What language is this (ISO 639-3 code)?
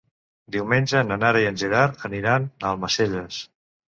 cat